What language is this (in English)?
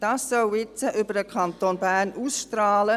Swiss German